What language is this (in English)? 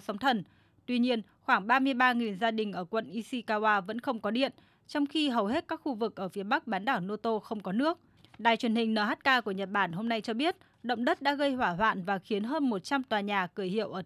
Vietnamese